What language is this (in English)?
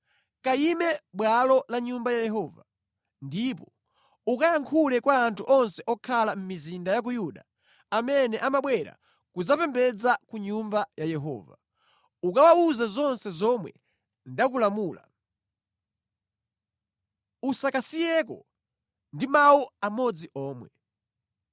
Nyanja